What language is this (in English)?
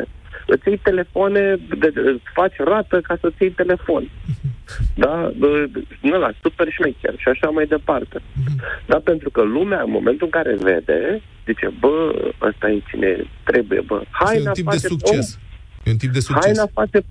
Romanian